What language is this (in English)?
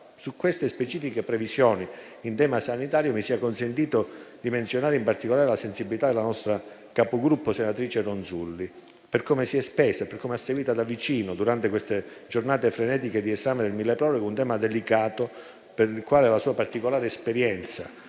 Italian